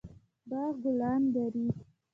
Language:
Pashto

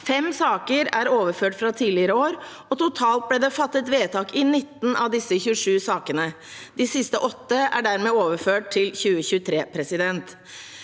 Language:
Norwegian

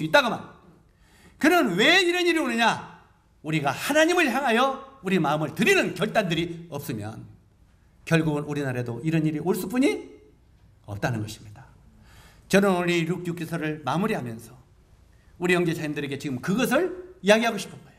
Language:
Korean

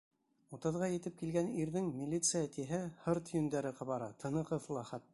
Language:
Bashkir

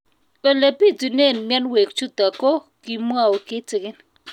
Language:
Kalenjin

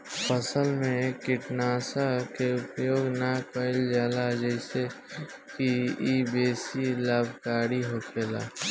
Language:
Bhojpuri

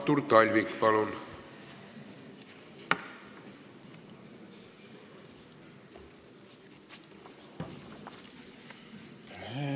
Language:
Estonian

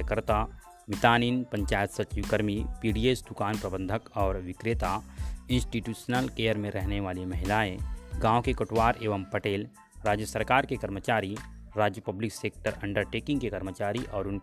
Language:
Hindi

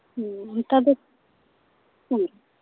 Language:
Santali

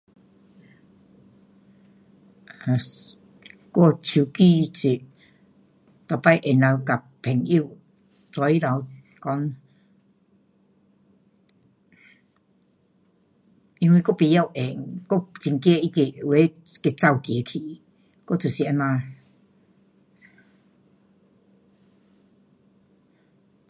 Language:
Pu-Xian Chinese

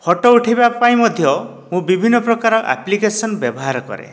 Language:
Odia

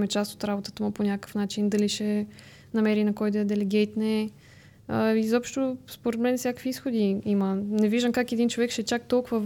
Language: Bulgarian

